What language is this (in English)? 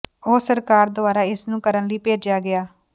Punjabi